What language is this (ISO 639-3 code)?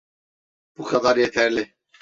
tur